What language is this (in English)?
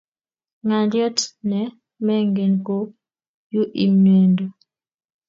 Kalenjin